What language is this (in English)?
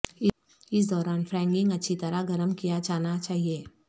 Urdu